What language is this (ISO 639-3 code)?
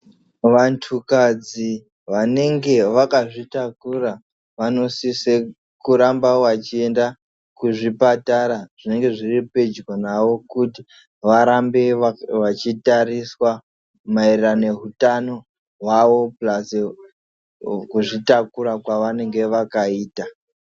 ndc